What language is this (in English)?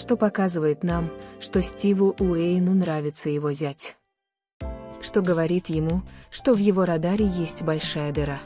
Russian